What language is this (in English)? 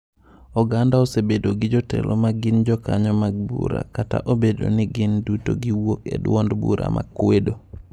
Luo (Kenya and Tanzania)